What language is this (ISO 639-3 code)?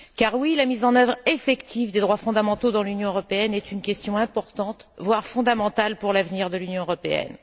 fra